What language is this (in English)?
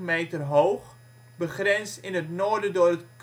Dutch